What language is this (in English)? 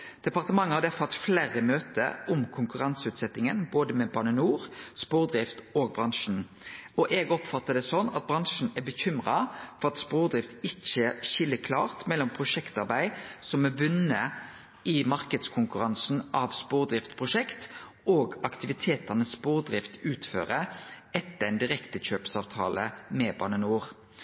Norwegian Nynorsk